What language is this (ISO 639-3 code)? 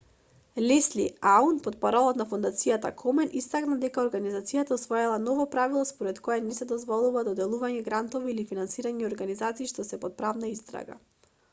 mkd